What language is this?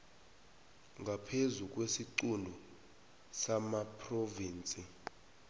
South Ndebele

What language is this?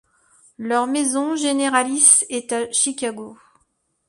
French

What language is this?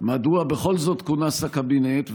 Hebrew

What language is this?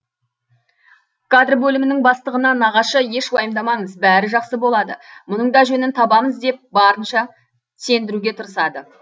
Kazakh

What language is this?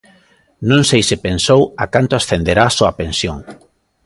Galician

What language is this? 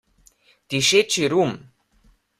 Slovenian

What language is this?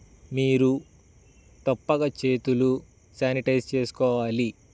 Telugu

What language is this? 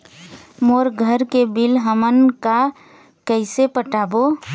Chhattisgarhi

